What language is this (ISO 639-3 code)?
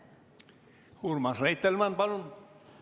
est